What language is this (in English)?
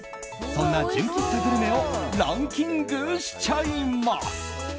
Japanese